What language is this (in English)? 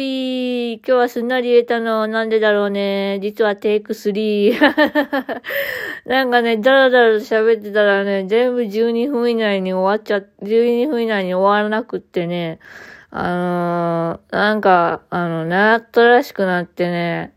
Japanese